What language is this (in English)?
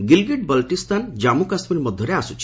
Odia